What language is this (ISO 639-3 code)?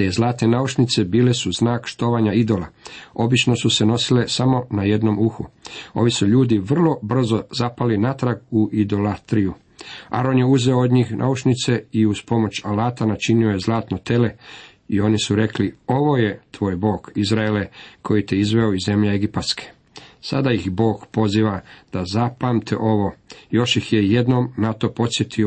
hrv